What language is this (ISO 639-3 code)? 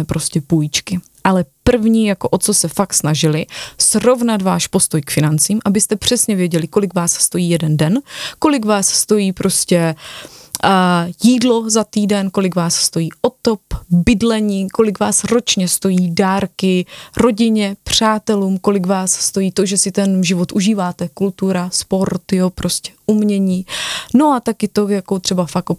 ces